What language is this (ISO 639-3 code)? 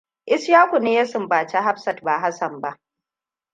hau